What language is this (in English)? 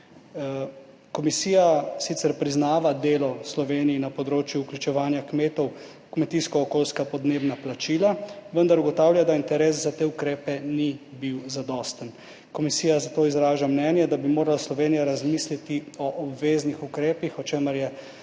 Slovenian